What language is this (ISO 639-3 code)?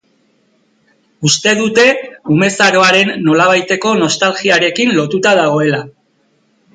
eus